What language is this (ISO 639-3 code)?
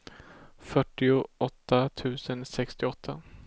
swe